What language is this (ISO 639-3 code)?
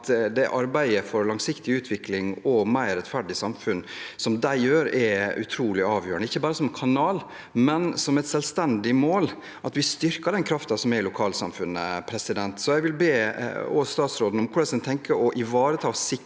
nor